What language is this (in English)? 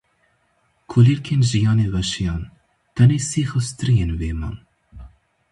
Kurdish